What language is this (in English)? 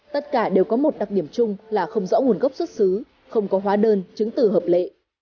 Vietnamese